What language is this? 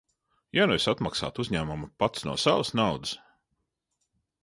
Latvian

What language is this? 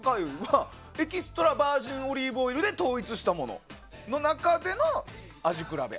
Japanese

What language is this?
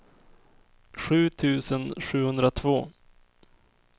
Swedish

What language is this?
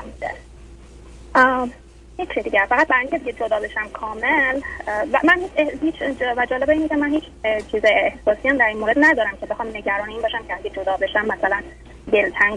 Persian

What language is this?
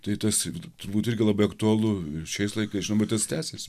Lithuanian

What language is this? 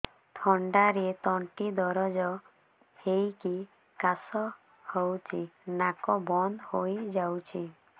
Odia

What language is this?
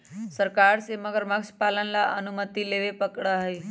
Magahi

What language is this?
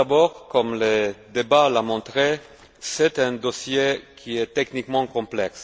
French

